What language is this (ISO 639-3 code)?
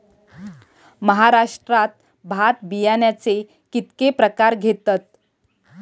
mar